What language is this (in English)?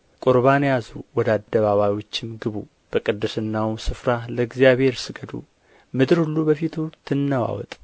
Amharic